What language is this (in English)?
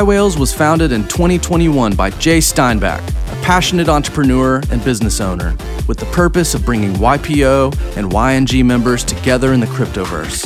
English